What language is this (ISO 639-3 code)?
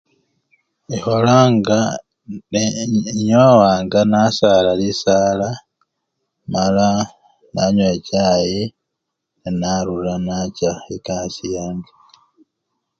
luy